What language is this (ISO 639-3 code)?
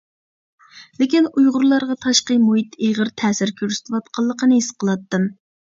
uig